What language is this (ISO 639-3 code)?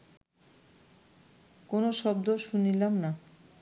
ben